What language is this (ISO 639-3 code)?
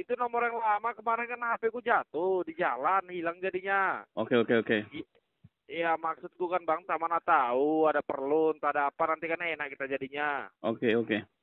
ind